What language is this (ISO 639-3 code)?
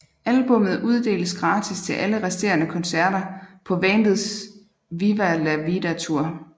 dan